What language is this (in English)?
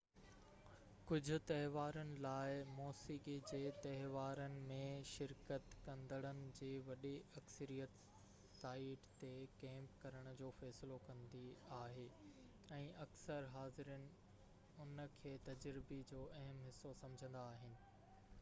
Sindhi